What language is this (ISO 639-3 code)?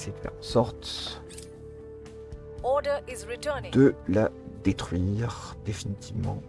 fra